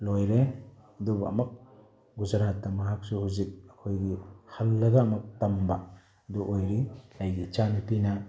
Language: Manipuri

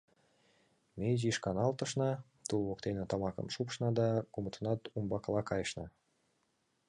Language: Mari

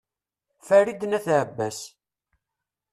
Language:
Kabyle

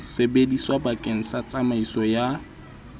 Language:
Southern Sotho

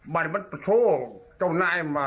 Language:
Thai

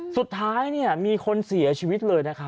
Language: Thai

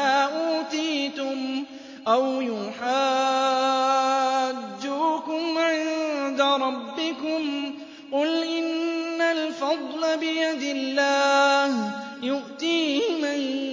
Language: Arabic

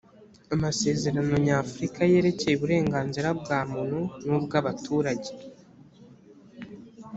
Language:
Kinyarwanda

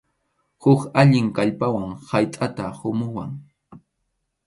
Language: Arequipa-La Unión Quechua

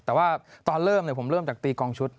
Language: Thai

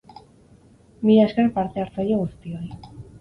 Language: Basque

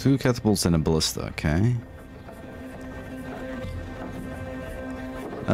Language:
English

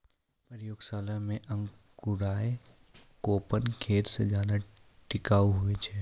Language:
Maithili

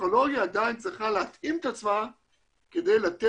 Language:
Hebrew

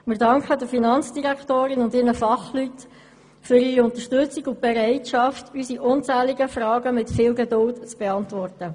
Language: Swiss German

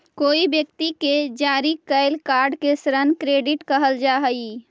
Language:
Magahi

